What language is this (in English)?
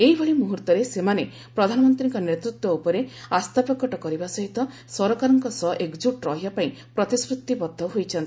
Odia